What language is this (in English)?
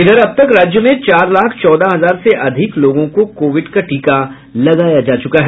Hindi